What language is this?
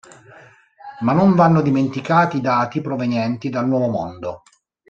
Italian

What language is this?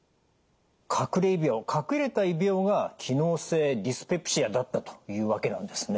Japanese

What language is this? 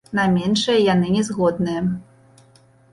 Belarusian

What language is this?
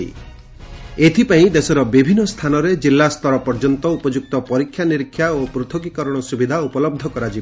Odia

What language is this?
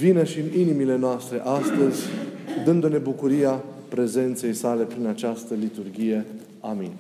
Romanian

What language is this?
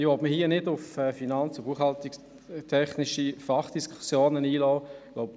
Swiss German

